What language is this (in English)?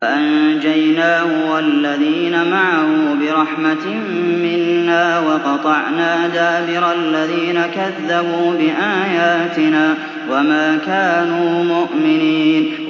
Arabic